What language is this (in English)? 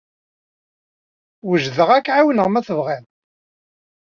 Kabyle